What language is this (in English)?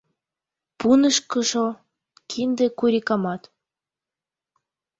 Mari